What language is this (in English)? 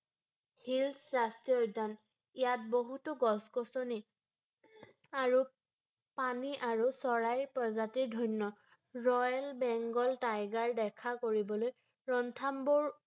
Assamese